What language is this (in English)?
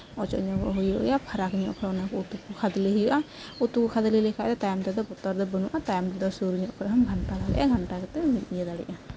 Santali